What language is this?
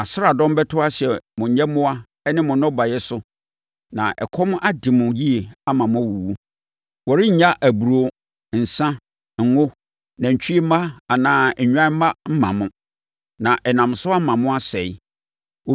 Akan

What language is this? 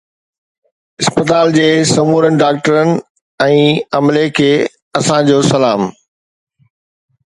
Sindhi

